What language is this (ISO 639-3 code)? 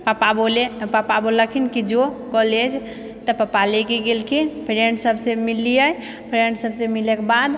mai